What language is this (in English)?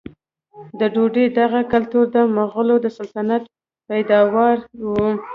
Pashto